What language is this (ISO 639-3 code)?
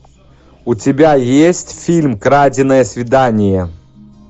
rus